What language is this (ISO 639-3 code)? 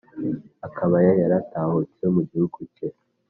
kin